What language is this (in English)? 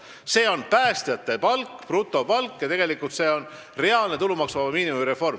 Estonian